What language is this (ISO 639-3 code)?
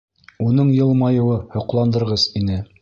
bak